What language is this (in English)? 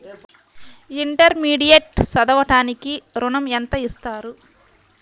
Telugu